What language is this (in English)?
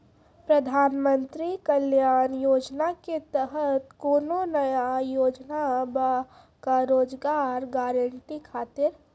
Maithili